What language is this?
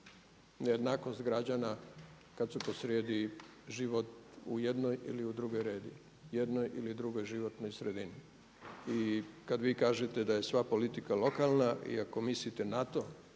Croatian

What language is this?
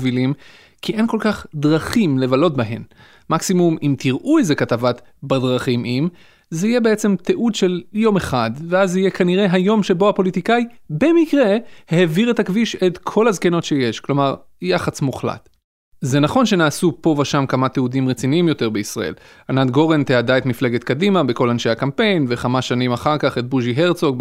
Hebrew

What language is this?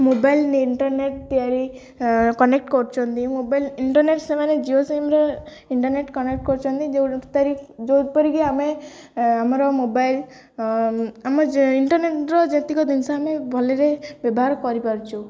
Odia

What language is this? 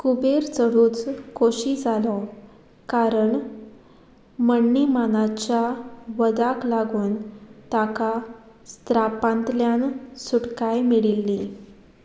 Konkani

